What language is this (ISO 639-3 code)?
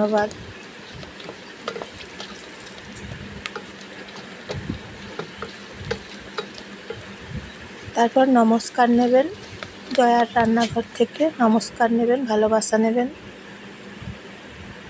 tur